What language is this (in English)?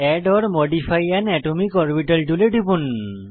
Bangla